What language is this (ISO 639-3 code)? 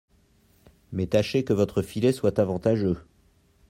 fra